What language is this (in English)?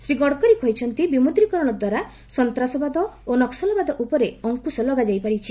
Odia